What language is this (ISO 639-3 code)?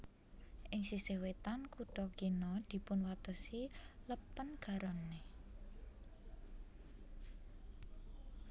jav